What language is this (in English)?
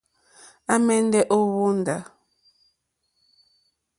Mokpwe